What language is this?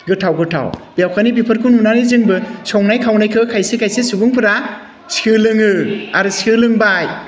Bodo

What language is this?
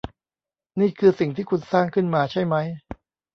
Thai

